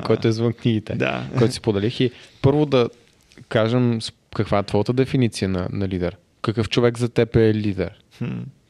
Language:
Bulgarian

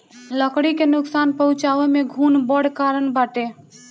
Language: Bhojpuri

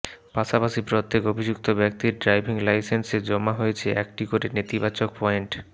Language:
Bangla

